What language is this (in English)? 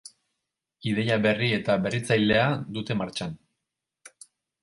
Basque